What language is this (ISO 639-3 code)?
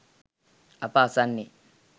sin